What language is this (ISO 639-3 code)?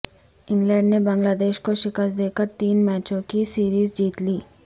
urd